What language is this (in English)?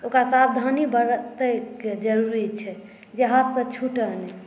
Maithili